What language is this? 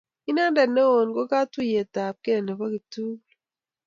Kalenjin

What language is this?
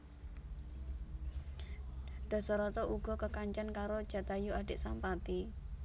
Javanese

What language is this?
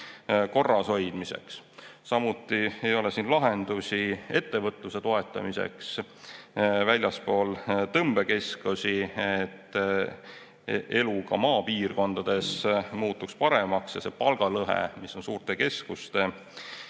Estonian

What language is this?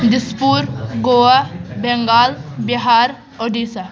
Kashmiri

